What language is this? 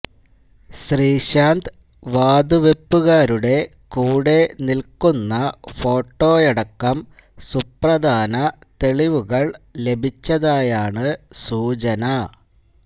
Malayalam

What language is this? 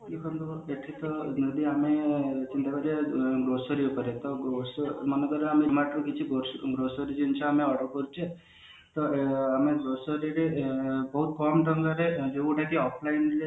Odia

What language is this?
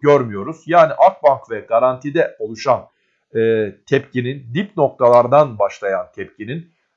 Turkish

